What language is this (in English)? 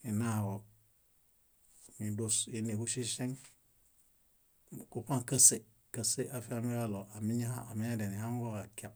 Bayot